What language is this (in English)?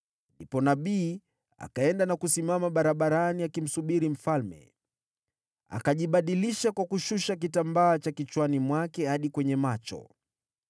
Swahili